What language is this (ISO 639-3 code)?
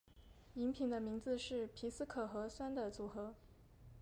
zho